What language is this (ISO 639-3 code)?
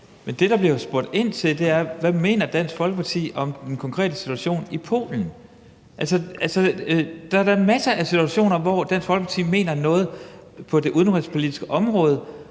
dan